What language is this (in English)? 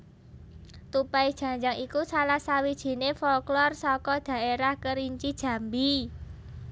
Javanese